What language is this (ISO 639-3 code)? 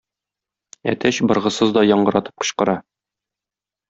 tat